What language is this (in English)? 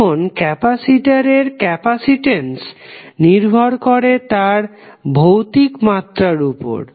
Bangla